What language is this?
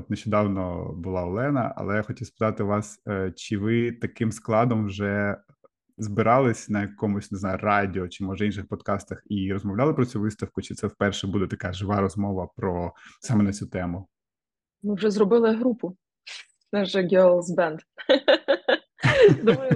Ukrainian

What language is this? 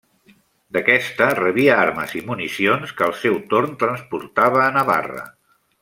Catalan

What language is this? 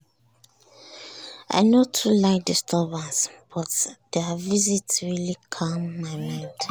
Nigerian Pidgin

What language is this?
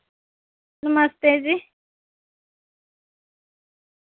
Dogri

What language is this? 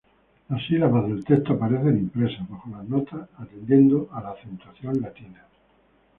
Spanish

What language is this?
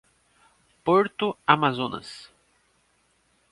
Portuguese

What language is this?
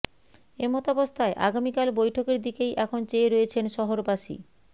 Bangla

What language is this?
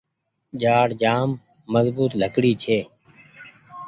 Goaria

